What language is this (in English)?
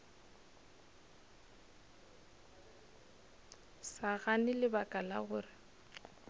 Northern Sotho